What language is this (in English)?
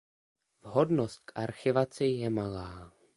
Czech